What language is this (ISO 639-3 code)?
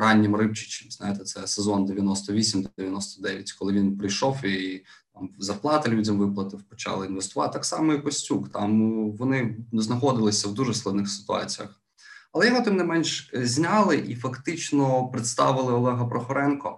ukr